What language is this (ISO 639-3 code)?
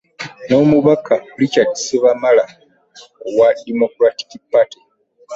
lug